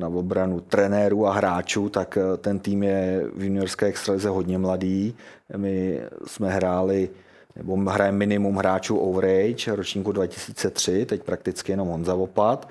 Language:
Czech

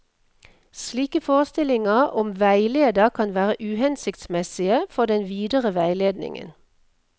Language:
Norwegian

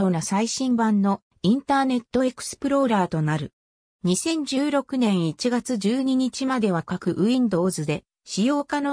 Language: Japanese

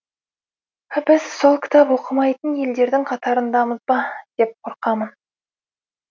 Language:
Kazakh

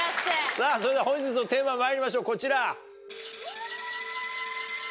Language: Japanese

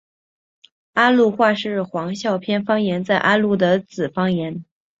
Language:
Chinese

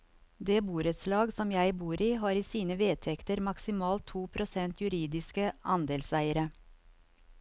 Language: Norwegian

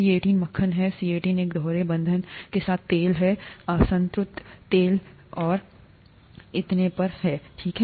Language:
Hindi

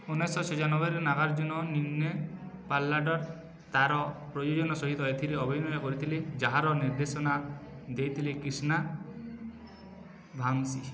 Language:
Odia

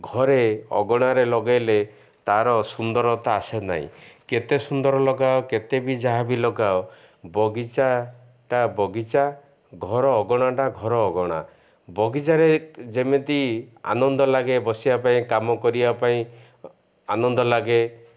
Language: Odia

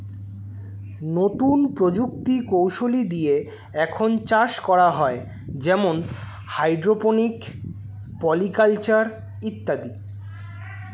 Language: Bangla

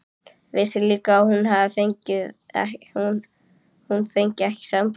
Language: Icelandic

